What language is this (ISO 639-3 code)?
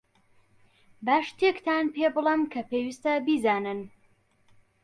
ckb